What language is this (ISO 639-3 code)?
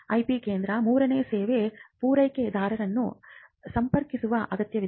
kan